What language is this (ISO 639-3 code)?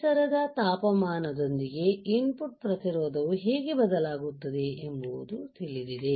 kan